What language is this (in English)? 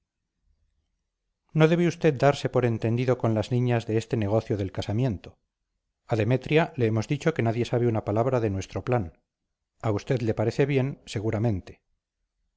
Spanish